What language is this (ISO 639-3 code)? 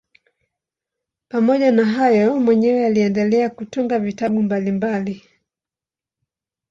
swa